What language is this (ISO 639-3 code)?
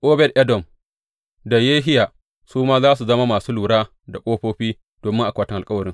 hau